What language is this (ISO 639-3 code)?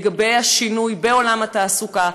heb